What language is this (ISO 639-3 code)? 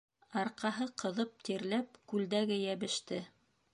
bak